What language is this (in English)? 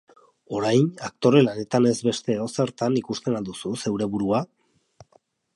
Basque